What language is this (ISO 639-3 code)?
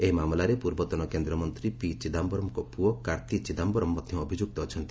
ori